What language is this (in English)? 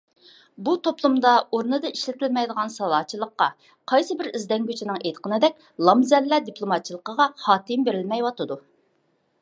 Uyghur